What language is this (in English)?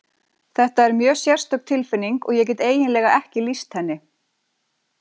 Icelandic